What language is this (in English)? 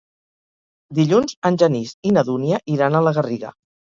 Catalan